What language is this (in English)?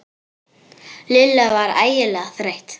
Icelandic